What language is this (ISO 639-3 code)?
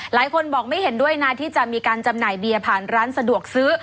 tha